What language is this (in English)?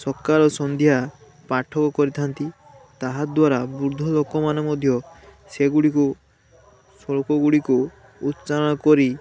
Odia